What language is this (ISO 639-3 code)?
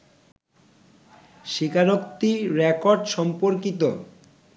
ben